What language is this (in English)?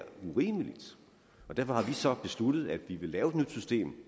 Danish